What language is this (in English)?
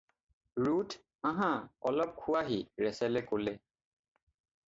Assamese